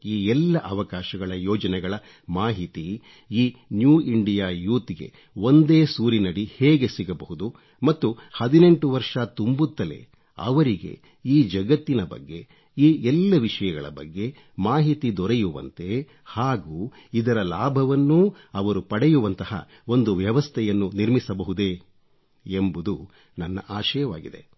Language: Kannada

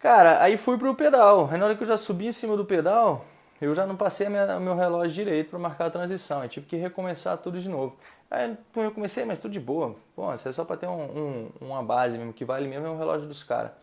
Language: Portuguese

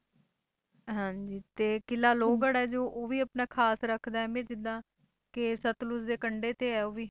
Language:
Punjabi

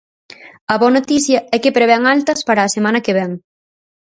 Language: Galician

